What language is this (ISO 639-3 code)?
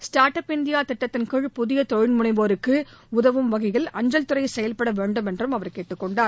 tam